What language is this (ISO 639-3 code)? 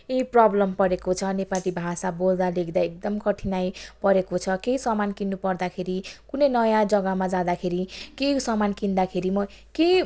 nep